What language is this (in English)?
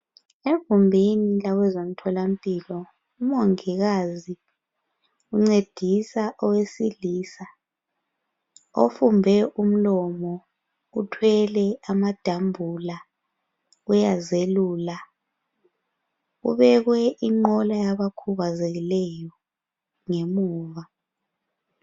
North Ndebele